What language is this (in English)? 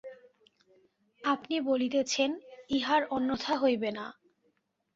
Bangla